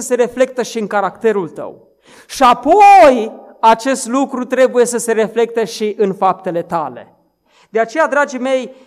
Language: Romanian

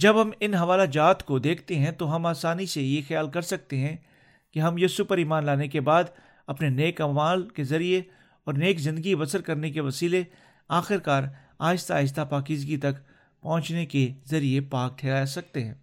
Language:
Urdu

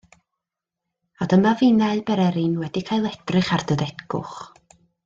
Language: Welsh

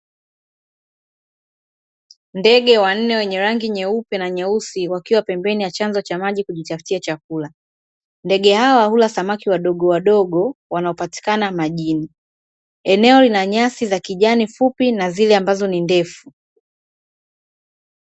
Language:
Swahili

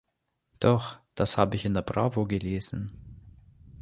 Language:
German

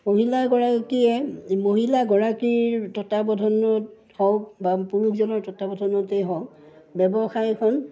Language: Assamese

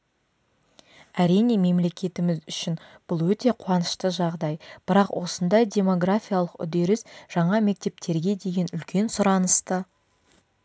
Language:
Kazakh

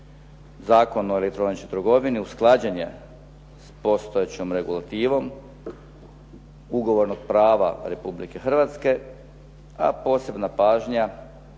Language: Croatian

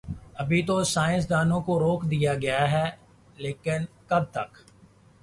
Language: Urdu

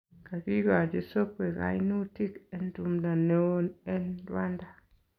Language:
Kalenjin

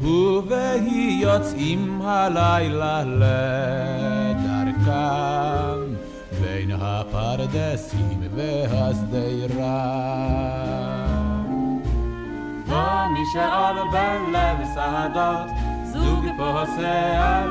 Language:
Hebrew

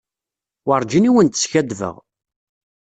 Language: Kabyle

